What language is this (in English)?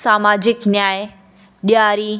Sindhi